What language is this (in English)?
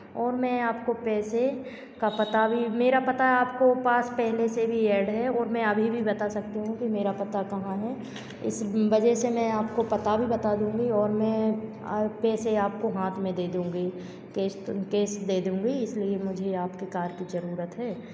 Hindi